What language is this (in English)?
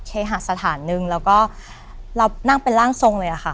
Thai